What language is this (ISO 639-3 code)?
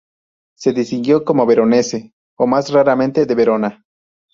spa